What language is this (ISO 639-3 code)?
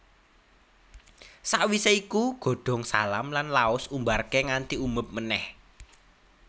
jav